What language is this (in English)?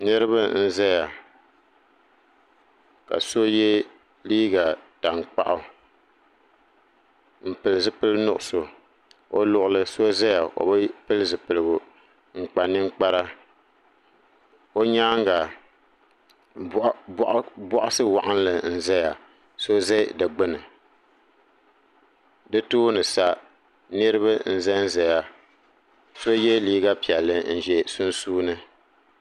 Dagbani